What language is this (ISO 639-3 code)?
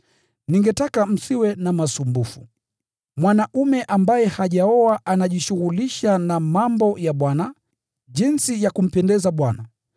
swa